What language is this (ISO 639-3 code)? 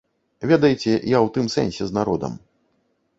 bel